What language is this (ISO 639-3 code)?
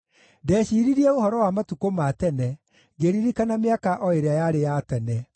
kik